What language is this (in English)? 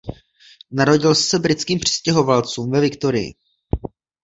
Czech